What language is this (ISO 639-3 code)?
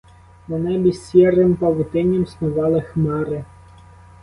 ukr